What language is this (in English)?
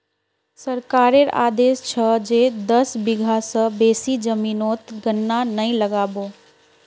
Magahi